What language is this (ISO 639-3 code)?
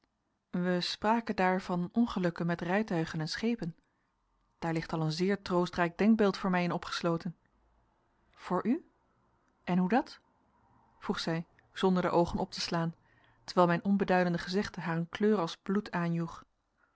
nld